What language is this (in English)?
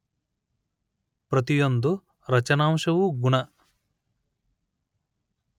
Kannada